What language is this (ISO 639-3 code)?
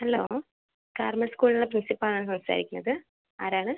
mal